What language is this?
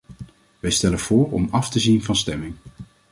Dutch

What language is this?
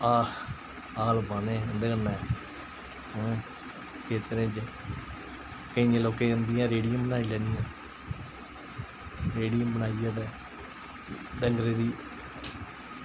Dogri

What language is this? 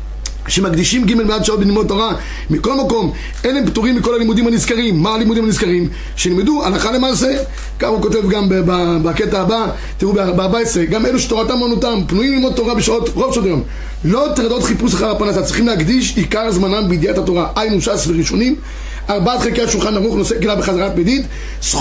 Hebrew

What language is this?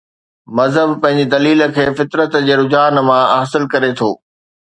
Sindhi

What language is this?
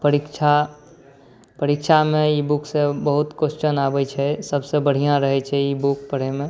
Maithili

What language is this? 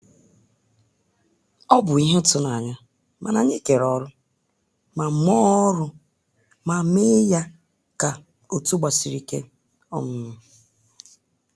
Igbo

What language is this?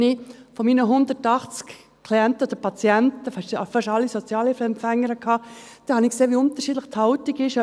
Swiss German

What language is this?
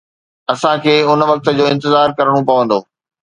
Sindhi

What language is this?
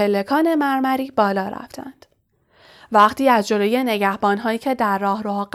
Persian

